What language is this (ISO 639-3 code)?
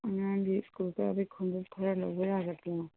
mni